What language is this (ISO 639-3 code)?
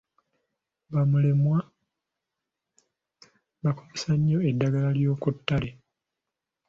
lug